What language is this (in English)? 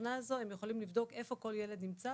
Hebrew